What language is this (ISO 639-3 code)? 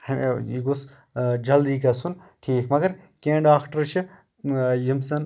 kas